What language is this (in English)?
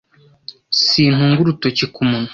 Kinyarwanda